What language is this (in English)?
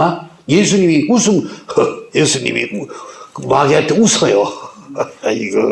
Korean